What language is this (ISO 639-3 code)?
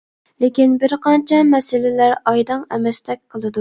uig